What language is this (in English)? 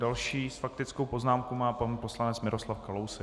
Czech